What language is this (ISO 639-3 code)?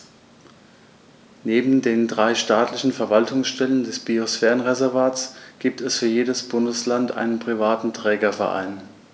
deu